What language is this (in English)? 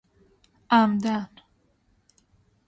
Persian